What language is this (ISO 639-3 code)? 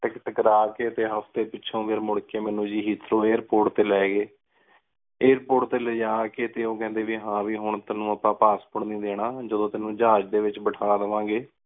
pan